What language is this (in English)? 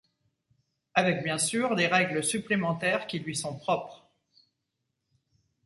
French